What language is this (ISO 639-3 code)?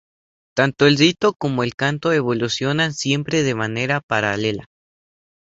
spa